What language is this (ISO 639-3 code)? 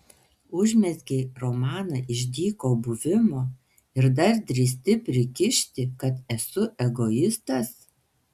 lit